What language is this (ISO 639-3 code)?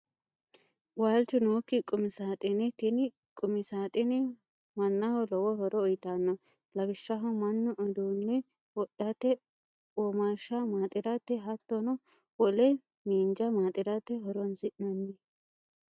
sid